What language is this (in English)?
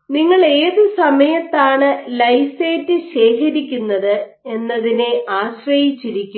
Malayalam